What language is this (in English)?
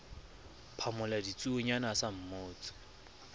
Southern Sotho